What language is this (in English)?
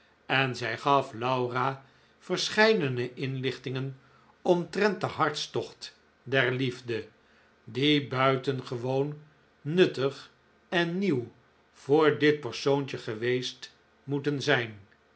Dutch